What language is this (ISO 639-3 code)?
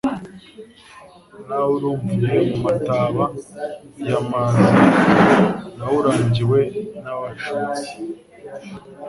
kin